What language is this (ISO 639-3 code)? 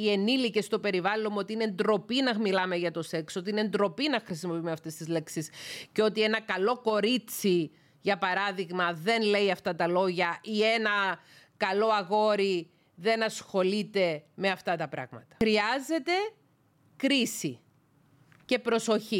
ell